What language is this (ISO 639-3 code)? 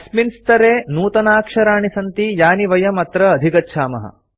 san